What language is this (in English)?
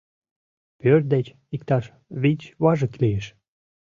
Mari